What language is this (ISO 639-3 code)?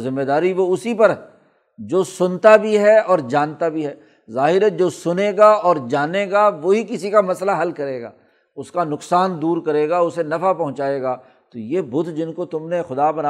urd